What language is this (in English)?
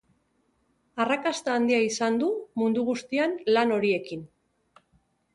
Basque